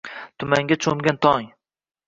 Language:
Uzbek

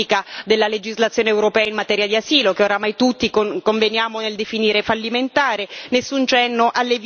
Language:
Italian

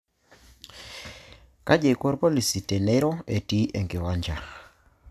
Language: Masai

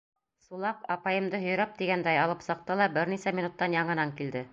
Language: Bashkir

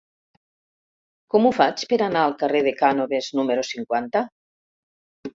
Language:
Catalan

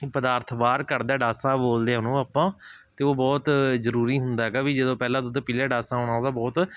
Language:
Punjabi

